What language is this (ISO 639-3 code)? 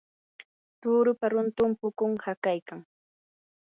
qur